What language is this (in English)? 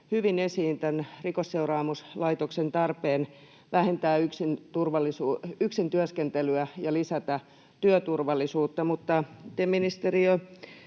Finnish